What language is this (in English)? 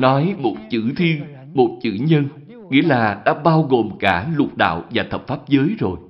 Vietnamese